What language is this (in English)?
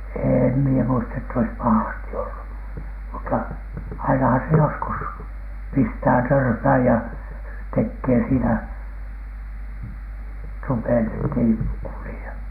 Finnish